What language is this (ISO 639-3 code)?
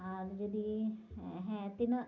sat